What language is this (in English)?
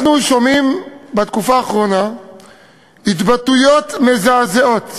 Hebrew